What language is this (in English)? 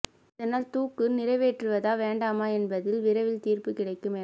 Tamil